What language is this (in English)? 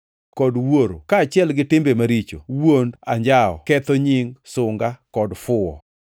Luo (Kenya and Tanzania)